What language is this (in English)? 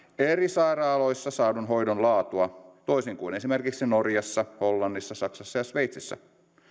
Finnish